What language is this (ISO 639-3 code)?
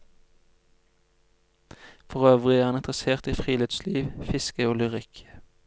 nor